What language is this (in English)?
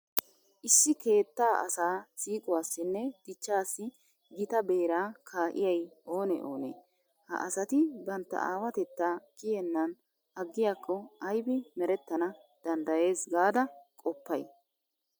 Wolaytta